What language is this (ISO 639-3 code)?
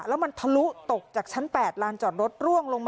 tha